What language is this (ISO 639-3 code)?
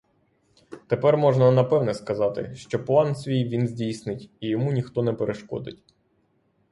ukr